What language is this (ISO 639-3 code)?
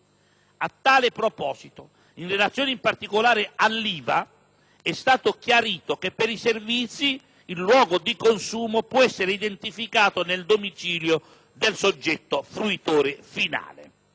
ita